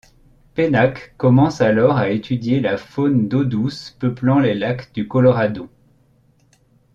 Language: French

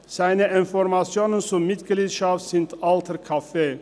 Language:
Swiss German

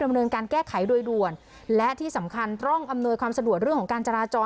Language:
Thai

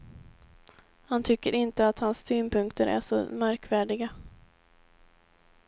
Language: Swedish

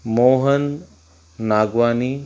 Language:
Sindhi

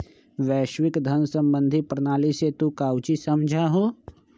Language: Magahi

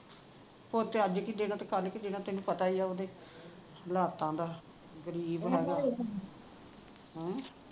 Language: Punjabi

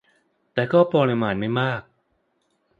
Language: Thai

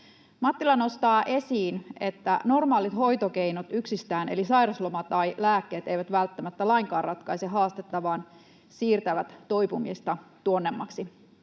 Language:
Finnish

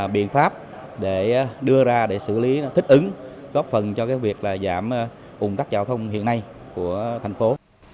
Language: Vietnamese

